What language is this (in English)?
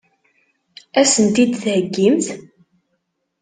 Kabyle